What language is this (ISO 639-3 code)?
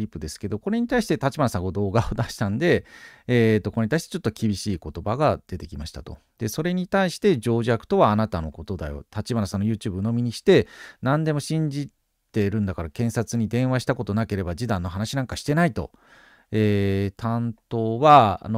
jpn